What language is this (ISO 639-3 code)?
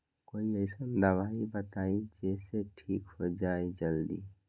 mag